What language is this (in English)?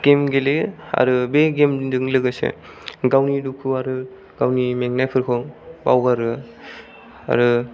Bodo